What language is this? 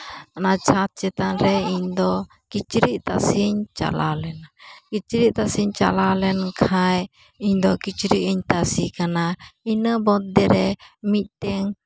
Santali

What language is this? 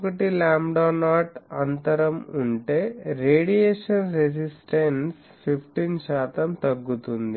Telugu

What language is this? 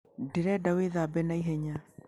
Kikuyu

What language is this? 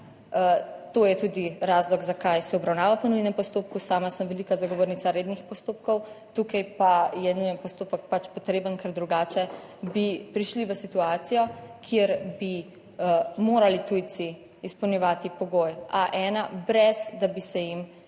Slovenian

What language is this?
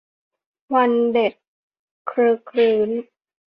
Thai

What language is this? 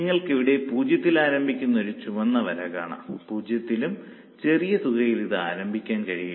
Malayalam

